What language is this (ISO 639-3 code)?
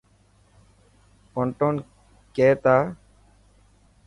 mki